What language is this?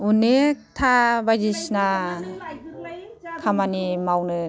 Bodo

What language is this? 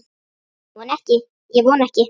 Icelandic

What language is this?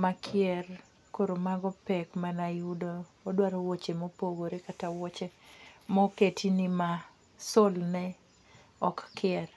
Luo (Kenya and Tanzania)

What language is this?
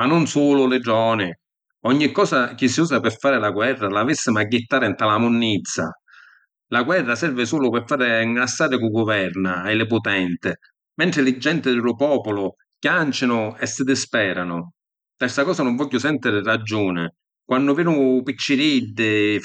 Sicilian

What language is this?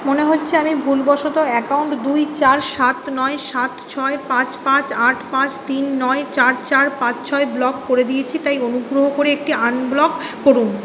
Bangla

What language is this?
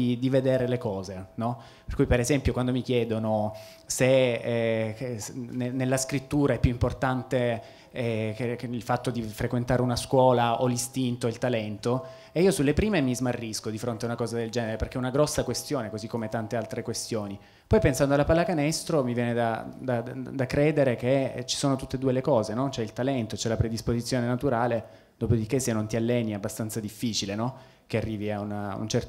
Italian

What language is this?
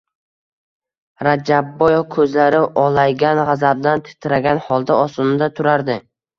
Uzbek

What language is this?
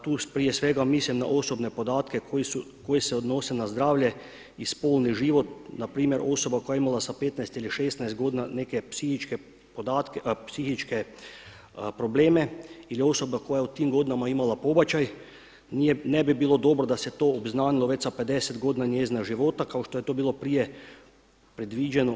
Croatian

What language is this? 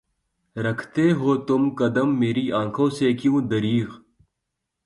Urdu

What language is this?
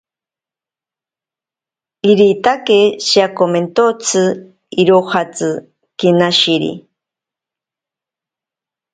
Ashéninka Perené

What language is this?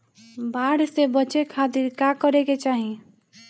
Bhojpuri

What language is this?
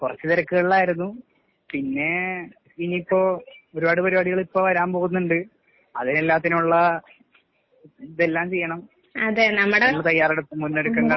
Malayalam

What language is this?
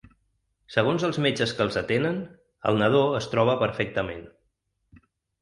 Catalan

